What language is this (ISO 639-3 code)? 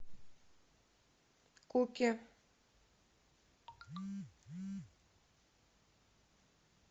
rus